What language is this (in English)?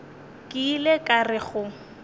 Northern Sotho